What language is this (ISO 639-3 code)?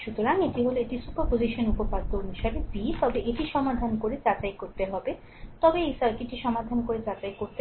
ben